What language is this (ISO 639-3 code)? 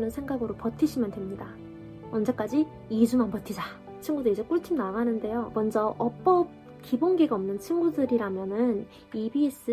kor